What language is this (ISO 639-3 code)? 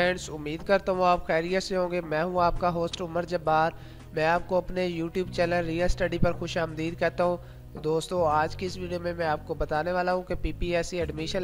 hin